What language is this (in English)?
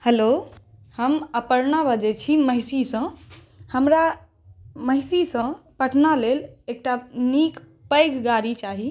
Maithili